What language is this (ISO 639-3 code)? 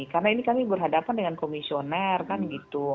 ind